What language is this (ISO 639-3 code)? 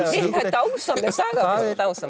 isl